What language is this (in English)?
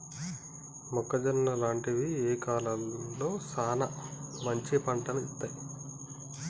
Telugu